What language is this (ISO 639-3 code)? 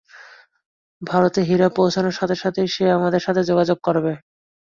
ben